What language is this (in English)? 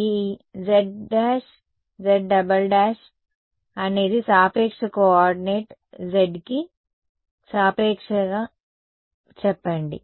Telugu